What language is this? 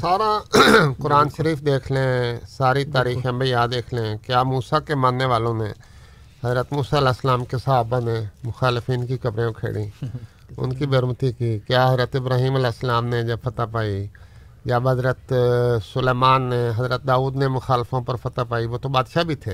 Urdu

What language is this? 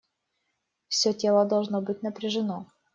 Russian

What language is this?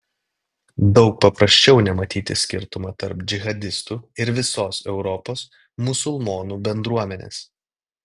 Lithuanian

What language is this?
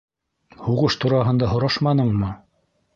Bashkir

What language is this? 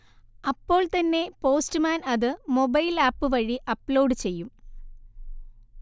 Malayalam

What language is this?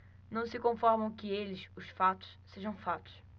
Portuguese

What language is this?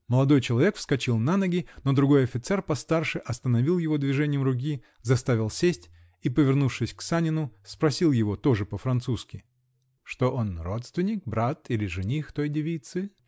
Russian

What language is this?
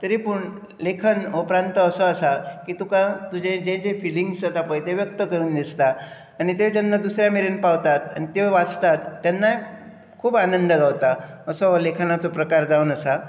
Konkani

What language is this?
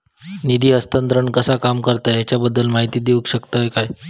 Marathi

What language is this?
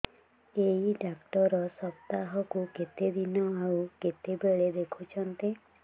Odia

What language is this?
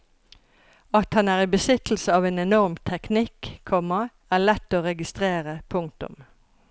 Norwegian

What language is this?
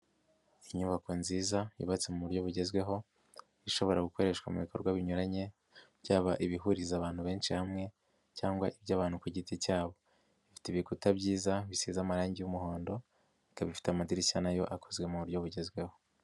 Kinyarwanda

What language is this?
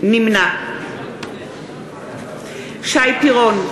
Hebrew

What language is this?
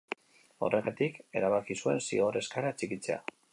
Basque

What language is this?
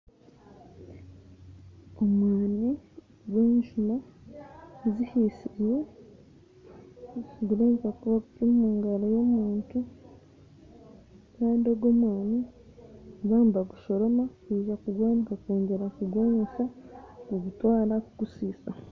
Nyankole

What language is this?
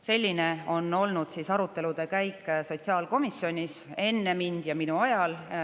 Estonian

